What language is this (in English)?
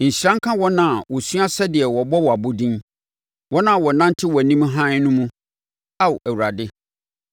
Akan